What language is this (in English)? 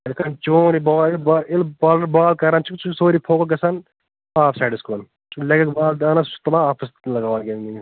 Kashmiri